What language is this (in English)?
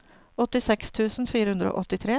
Norwegian